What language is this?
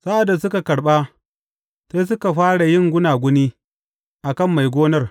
Hausa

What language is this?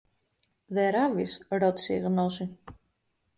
Greek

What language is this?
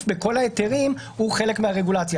Hebrew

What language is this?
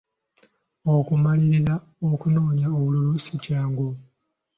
Ganda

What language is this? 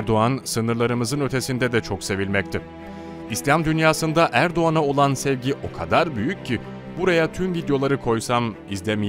Turkish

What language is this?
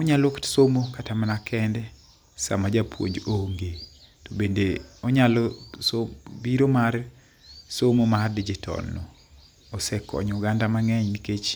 Luo (Kenya and Tanzania)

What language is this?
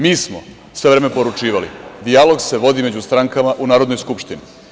Serbian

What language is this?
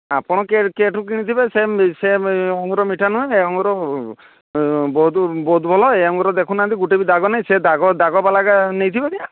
Odia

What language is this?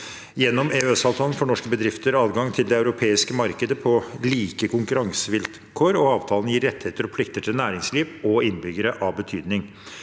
Norwegian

